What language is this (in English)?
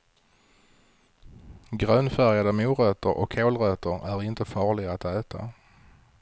Swedish